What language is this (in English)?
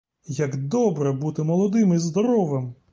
Ukrainian